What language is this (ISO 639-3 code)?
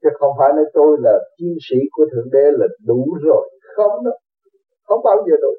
vie